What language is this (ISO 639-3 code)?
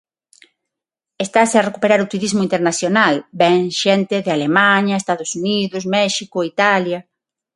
glg